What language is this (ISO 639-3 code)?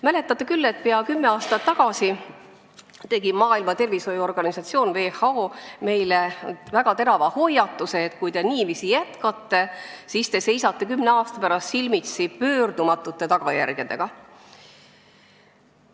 est